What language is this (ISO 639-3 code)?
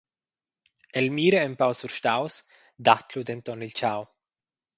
roh